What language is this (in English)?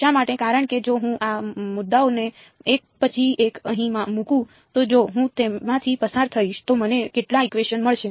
Gujarati